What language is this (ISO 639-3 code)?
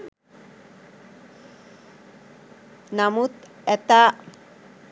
sin